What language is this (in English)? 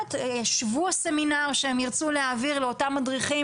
Hebrew